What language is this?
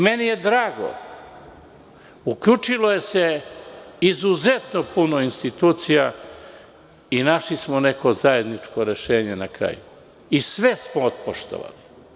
Serbian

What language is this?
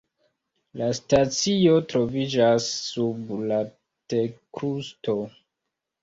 Esperanto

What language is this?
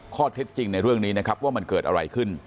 Thai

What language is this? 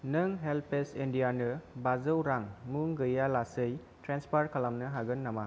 Bodo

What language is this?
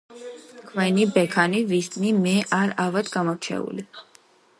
Georgian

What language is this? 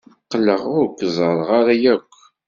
Kabyle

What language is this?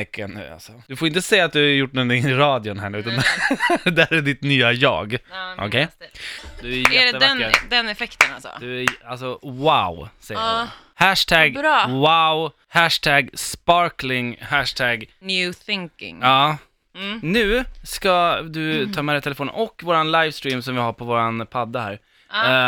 Swedish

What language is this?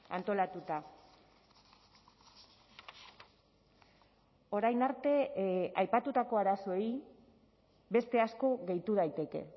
Basque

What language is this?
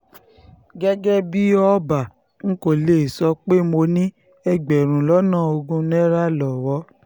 Yoruba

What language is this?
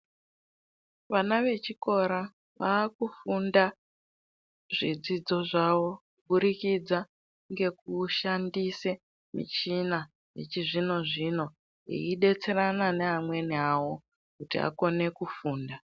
Ndau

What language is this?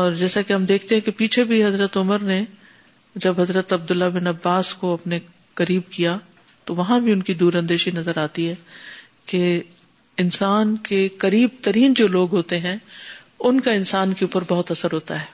Urdu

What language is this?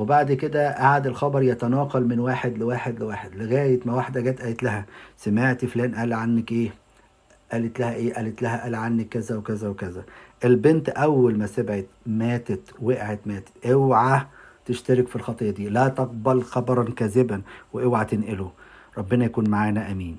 Arabic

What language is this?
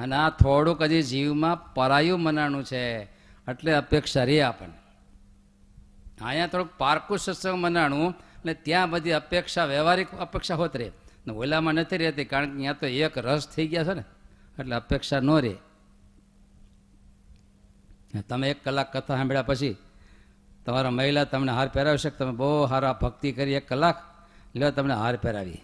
Gujarati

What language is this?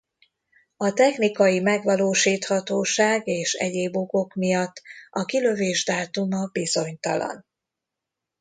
Hungarian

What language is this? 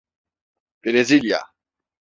Turkish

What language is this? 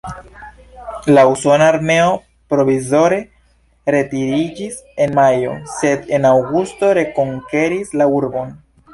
Esperanto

